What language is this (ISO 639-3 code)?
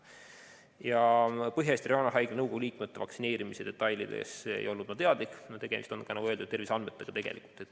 est